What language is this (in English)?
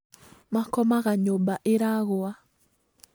Kikuyu